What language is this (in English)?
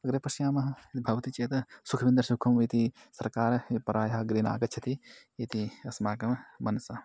Sanskrit